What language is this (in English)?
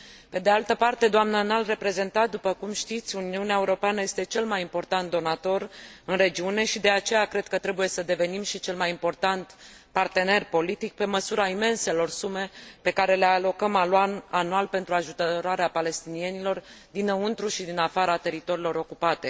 Romanian